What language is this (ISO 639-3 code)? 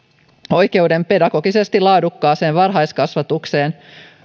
fin